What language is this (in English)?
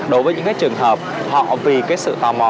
Vietnamese